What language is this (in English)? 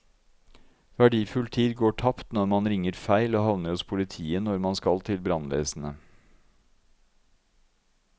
Norwegian